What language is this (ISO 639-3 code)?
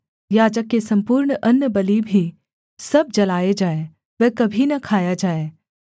hin